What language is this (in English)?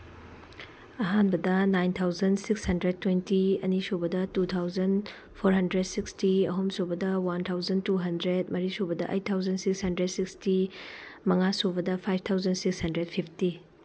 Manipuri